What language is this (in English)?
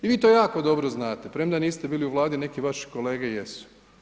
Croatian